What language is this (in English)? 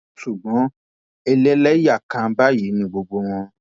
Yoruba